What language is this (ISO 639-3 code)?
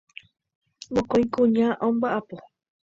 grn